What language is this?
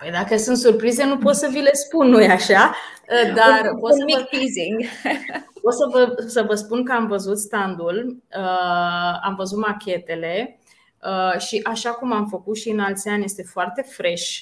Romanian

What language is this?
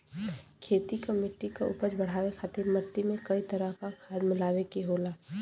Bhojpuri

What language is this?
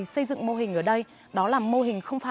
Vietnamese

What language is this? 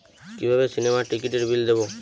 Bangla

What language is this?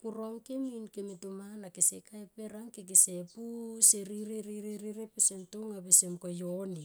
Tomoip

